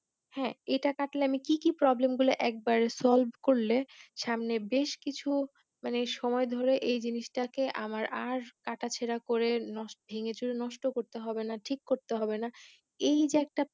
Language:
Bangla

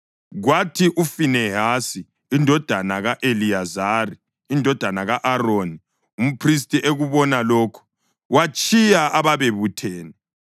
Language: North Ndebele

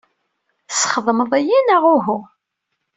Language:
Kabyle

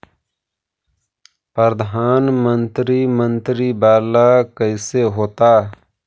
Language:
Magahi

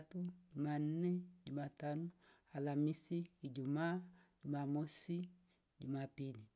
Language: Rombo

